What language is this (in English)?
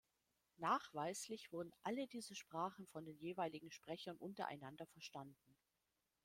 German